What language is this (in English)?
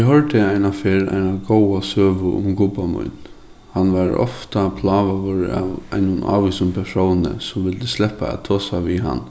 Faroese